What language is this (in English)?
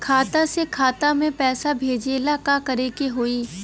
Bhojpuri